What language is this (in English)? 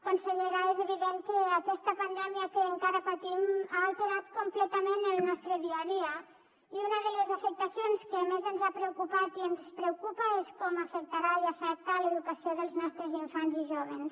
Catalan